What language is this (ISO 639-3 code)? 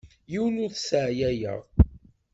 kab